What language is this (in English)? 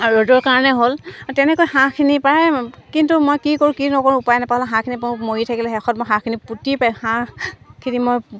Assamese